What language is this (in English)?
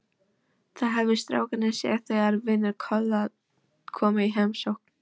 Icelandic